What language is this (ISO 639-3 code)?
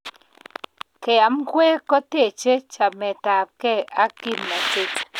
kln